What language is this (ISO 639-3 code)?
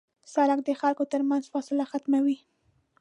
pus